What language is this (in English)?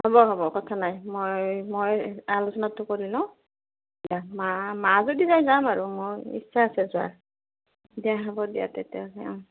Assamese